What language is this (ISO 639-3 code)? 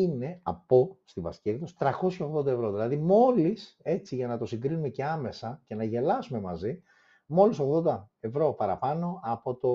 ell